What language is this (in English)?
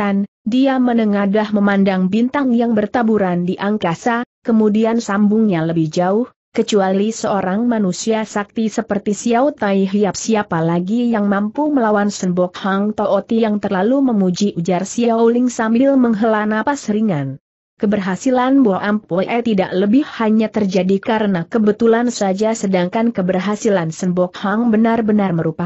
Indonesian